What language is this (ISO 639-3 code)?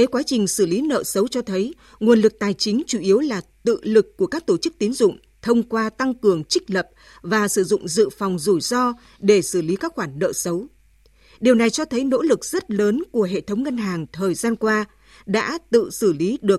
vie